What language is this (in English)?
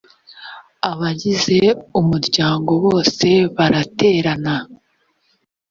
Kinyarwanda